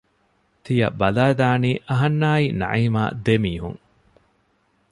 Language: Divehi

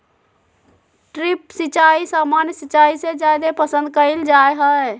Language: Magahi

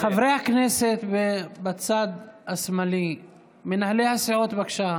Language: Hebrew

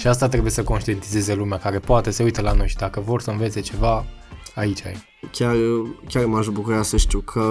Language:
Romanian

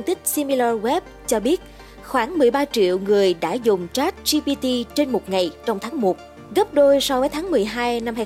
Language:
Vietnamese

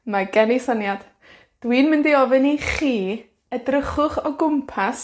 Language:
Welsh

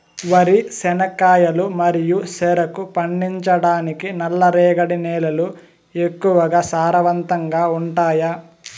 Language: Telugu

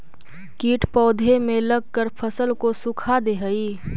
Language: Magahi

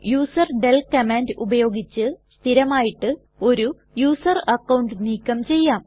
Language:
Malayalam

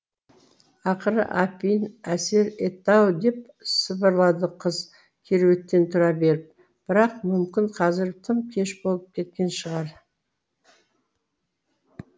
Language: Kazakh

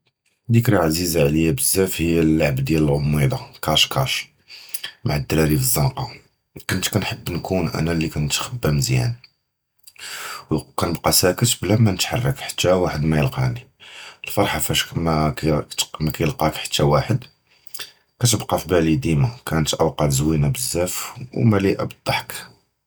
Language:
Judeo-Arabic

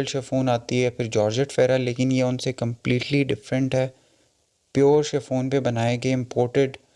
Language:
Urdu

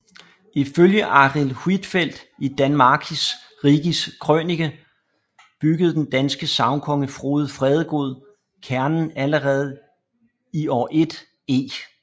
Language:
Danish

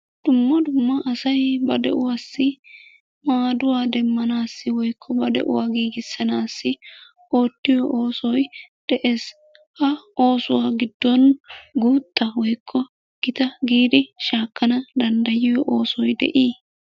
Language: Wolaytta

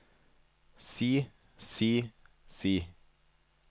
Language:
Norwegian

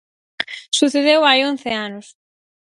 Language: Galician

